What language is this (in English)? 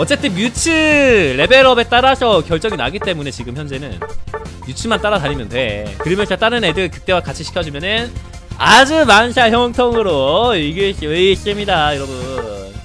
Korean